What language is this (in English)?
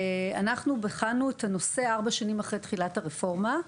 Hebrew